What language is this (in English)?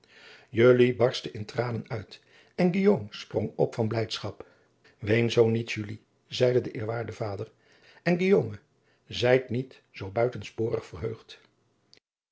Dutch